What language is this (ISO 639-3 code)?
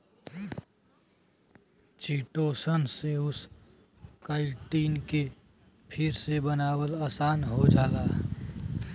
bho